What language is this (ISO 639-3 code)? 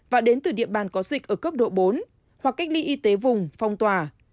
vie